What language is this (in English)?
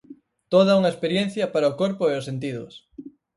Galician